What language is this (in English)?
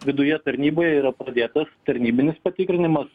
Lithuanian